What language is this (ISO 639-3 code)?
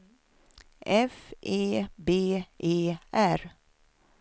swe